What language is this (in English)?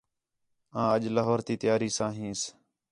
Khetrani